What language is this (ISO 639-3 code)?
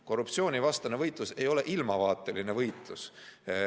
est